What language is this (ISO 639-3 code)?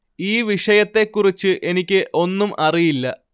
mal